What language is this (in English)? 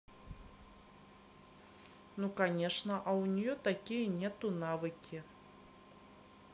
Russian